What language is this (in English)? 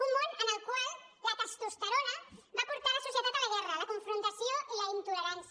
Catalan